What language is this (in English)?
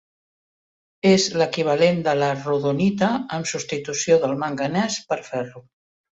Catalan